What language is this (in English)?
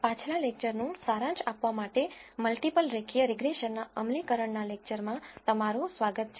Gujarati